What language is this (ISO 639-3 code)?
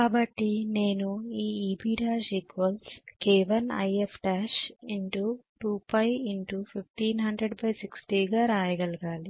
tel